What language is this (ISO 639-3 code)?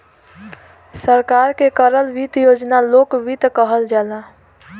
bho